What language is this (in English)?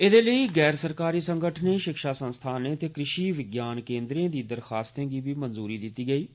Dogri